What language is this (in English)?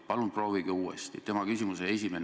Estonian